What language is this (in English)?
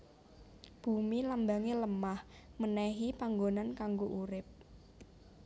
Javanese